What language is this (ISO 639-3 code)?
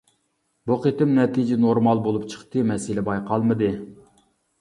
uig